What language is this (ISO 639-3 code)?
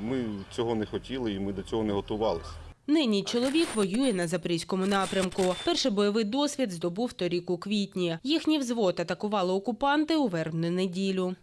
ukr